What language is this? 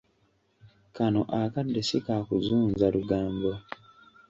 Ganda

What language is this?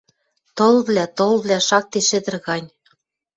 Western Mari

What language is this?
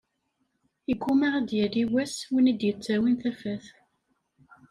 Kabyle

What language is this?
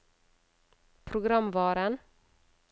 Norwegian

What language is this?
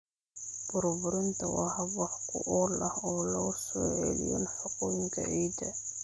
Somali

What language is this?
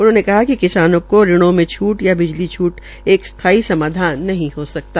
Hindi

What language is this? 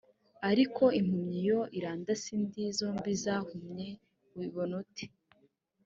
Kinyarwanda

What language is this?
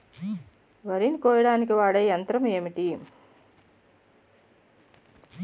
Telugu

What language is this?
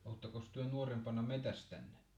Finnish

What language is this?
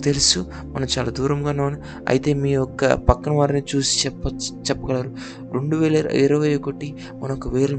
Telugu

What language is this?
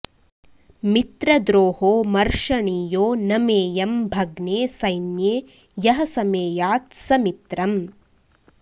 Sanskrit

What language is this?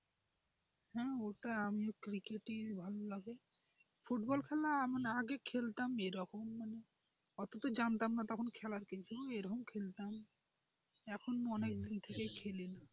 Bangla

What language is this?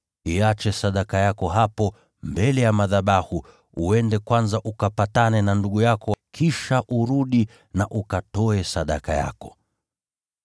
Swahili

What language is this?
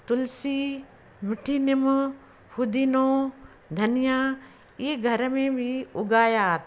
Sindhi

